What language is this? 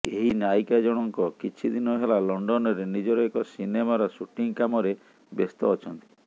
Odia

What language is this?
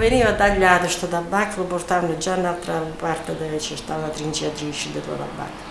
Italian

